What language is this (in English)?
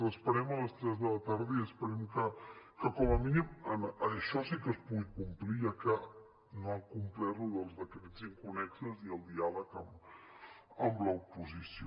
Catalan